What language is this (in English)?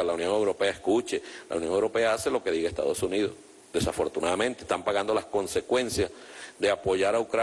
Spanish